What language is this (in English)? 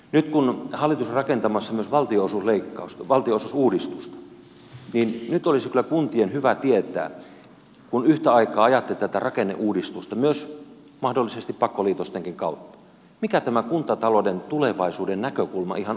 Finnish